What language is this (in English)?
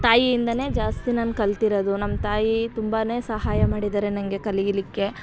Kannada